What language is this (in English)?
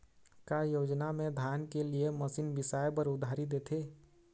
Chhattisgarhi